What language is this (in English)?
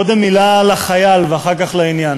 Hebrew